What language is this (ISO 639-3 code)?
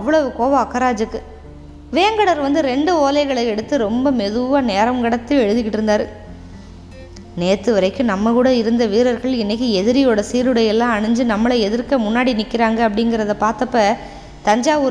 tam